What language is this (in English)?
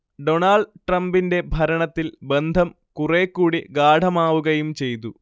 Malayalam